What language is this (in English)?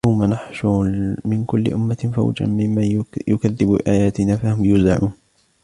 Arabic